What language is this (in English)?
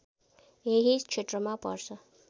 Nepali